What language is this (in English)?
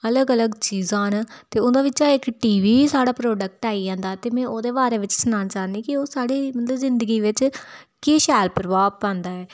Dogri